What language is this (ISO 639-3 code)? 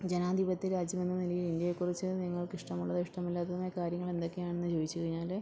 mal